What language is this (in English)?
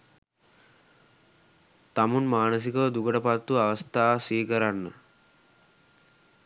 Sinhala